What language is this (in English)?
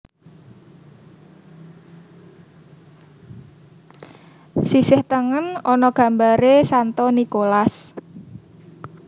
Javanese